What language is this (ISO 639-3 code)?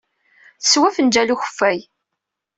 kab